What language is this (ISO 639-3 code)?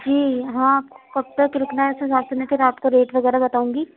urd